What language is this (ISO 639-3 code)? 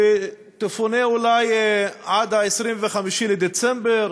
heb